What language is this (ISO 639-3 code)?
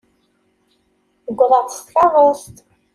kab